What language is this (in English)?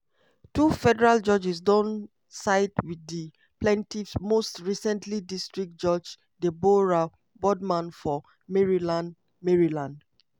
Nigerian Pidgin